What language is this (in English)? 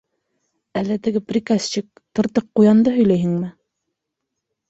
Bashkir